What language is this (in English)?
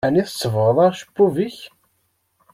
Kabyle